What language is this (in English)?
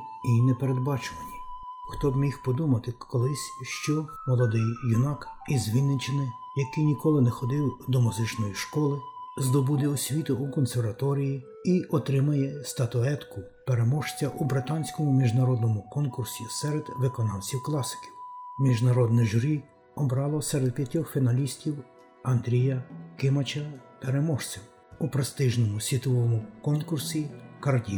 Ukrainian